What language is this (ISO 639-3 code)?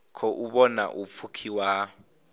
ven